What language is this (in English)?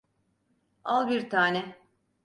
Turkish